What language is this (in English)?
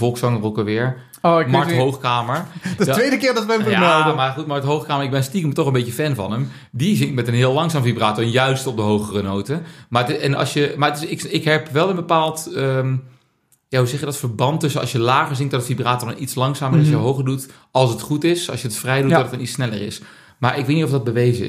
Dutch